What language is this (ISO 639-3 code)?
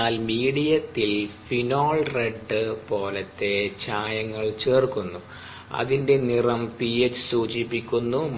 mal